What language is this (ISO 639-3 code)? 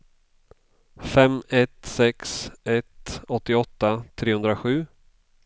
swe